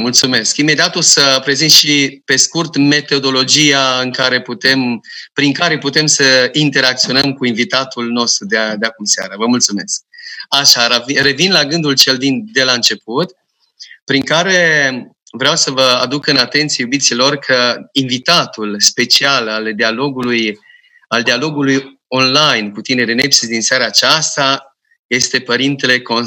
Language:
Romanian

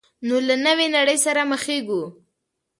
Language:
Pashto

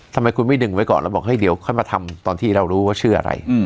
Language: Thai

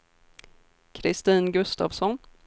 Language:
Swedish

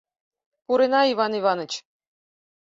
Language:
Mari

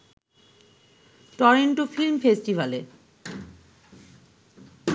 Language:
Bangla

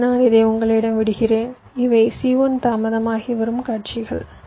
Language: Tamil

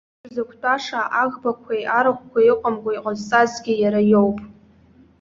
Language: Abkhazian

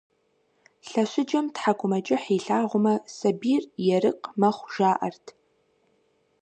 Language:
Kabardian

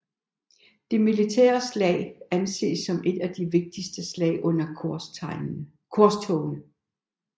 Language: Danish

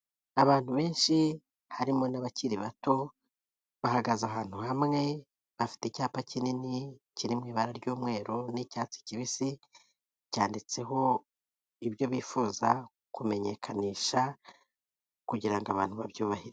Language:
Kinyarwanda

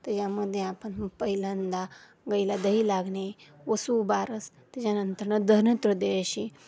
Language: Marathi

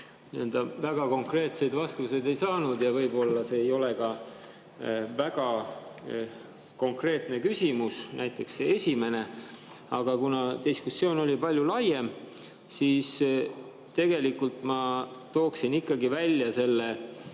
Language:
Estonian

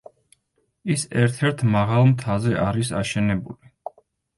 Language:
Georgian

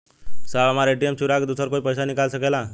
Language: Bhojpuri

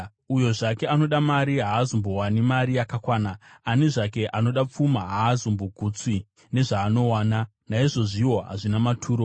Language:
Shona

